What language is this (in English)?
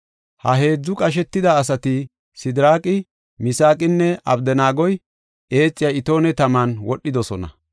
Gofa